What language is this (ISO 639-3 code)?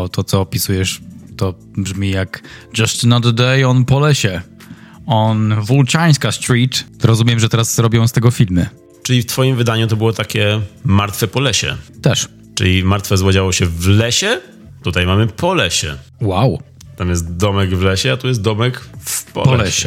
pol